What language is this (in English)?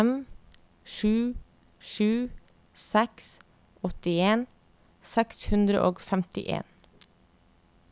Norwegian